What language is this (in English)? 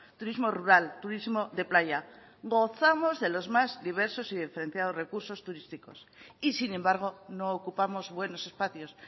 Spanish